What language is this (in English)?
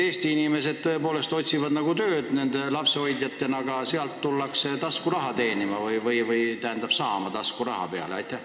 Estonian